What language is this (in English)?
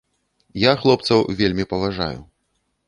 Belarusian